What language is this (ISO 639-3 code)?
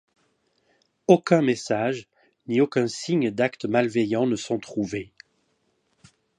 fra